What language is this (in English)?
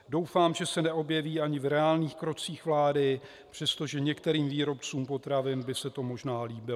Czech